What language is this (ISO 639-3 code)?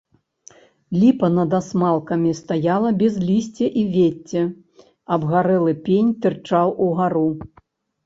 bel